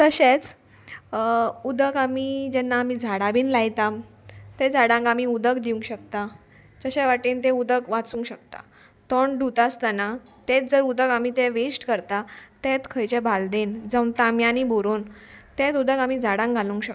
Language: Konkani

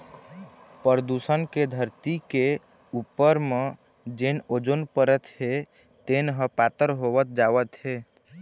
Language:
Chhattisgarhi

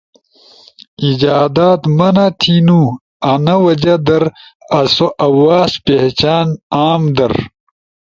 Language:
Ushojo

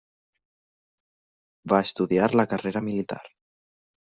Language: Catalan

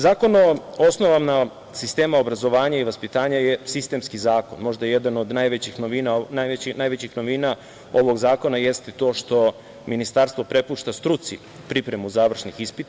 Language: Serbian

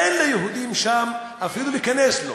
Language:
Hebrew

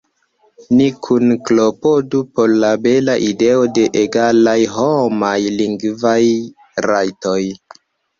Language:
Esperanto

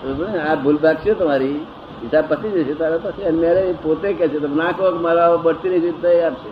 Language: Gujarati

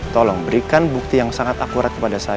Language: Indonesian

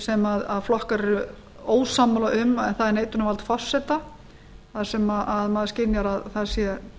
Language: Icelandic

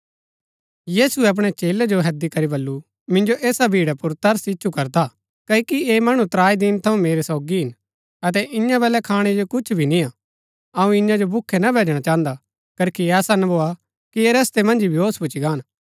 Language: Gaddi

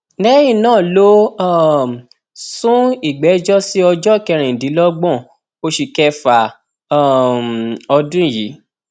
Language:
Yoruba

